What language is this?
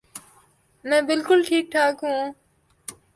Urdu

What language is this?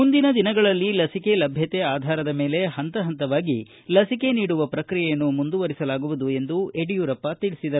Kannada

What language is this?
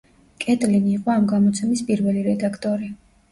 Georgian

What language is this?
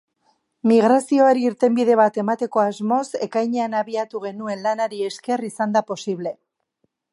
Basque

